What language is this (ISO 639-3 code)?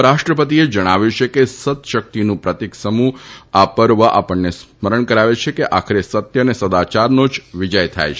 guj